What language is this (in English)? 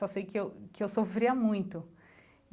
Portuguese